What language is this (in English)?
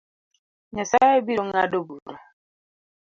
Luo (Kenya and Tanzania)